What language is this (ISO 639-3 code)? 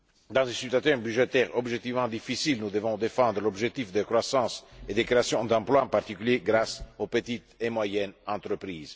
fra